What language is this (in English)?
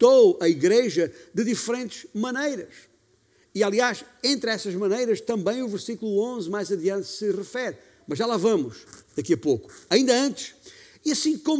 Portuguese